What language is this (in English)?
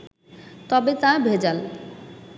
Bangla